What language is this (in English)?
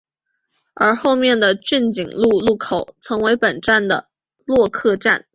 Chinese